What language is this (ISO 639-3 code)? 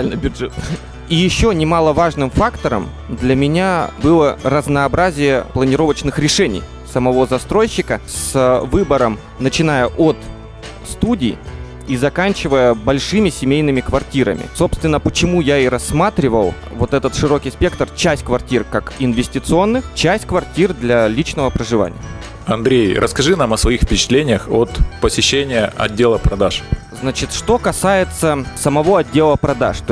rus